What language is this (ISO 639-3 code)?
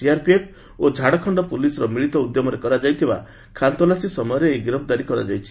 ori